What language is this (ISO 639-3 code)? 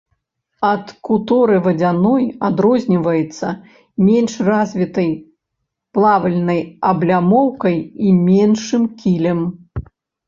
bel